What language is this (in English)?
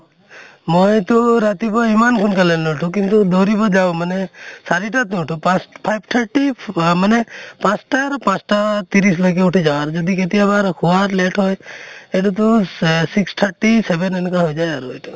Assamese